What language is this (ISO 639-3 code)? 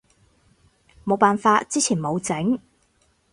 yue